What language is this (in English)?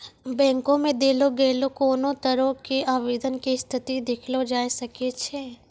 Maithili